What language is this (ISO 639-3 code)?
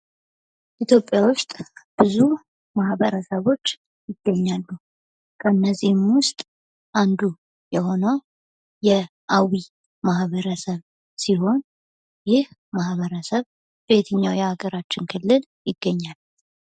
amh